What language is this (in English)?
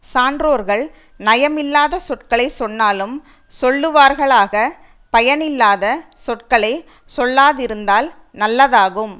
Tamil